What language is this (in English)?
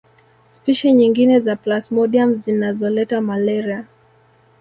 Swahili